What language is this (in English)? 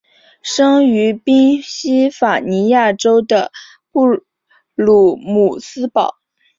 Chinese